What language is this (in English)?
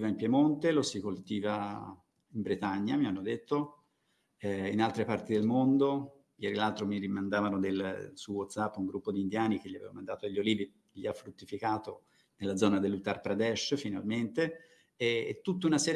Italian